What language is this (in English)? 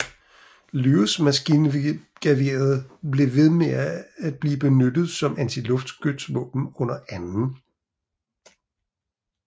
Danish